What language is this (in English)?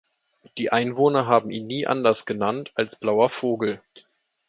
German